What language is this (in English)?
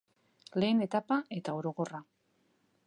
Basque